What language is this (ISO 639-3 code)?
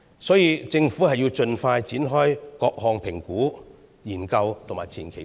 yue